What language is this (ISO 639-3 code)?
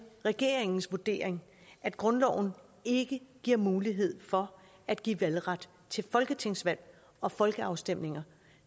dan